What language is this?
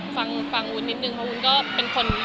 Thai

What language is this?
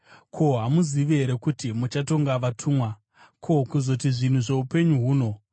Shona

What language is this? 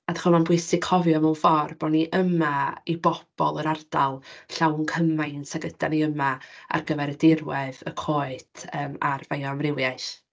Welsh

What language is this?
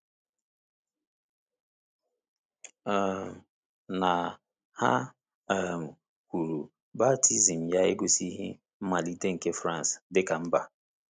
Igbo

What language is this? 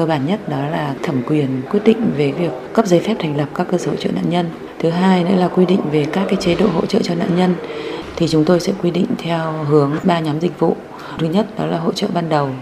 Vietnamese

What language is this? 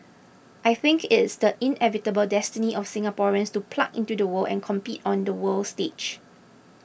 English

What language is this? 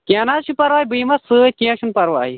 Kashmiri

